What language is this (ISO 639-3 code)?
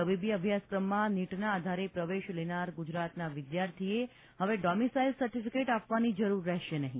guj